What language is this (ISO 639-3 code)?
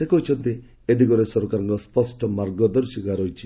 ori